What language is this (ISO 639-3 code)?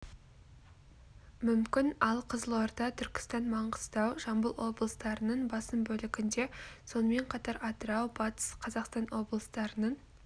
kaz